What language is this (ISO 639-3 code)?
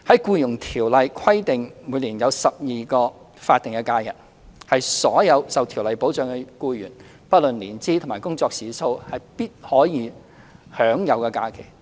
yue